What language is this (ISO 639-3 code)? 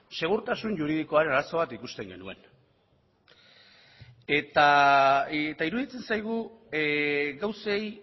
eus